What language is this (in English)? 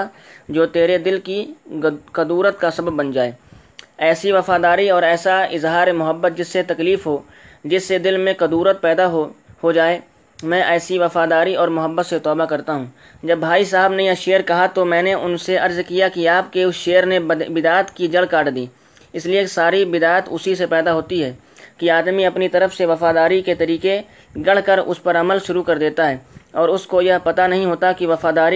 Urdu